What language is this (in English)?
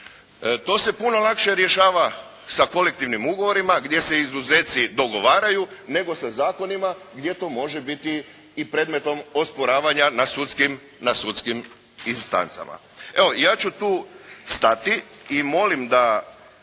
Croatian